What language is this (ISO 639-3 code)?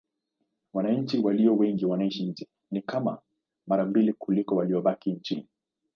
swa